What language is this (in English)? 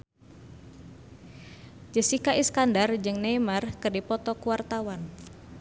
Sundanese